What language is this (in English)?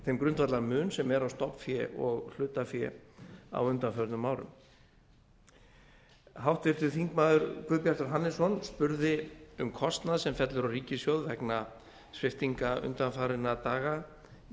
Icelandic